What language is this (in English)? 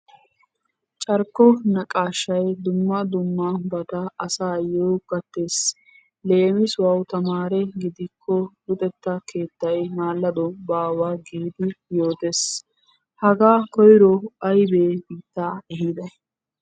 Wolaytta